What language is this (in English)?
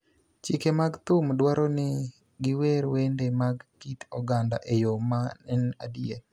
Luo (Kenya and Tanzania)